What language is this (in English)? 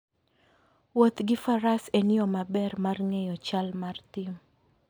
Luo (Kenya and Tanzania)